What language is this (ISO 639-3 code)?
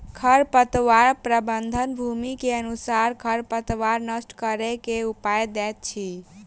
mai